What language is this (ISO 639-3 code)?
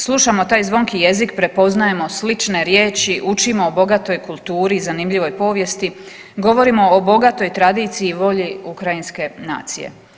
hrv